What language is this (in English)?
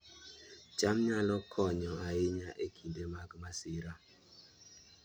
Luo (Kenya and Tanzania)